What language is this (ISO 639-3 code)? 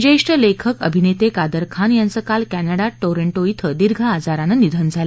mar